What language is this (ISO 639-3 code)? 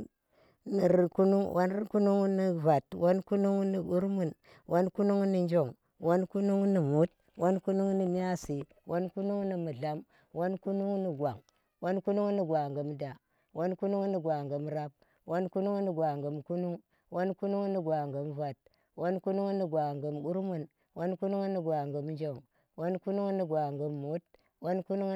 ttr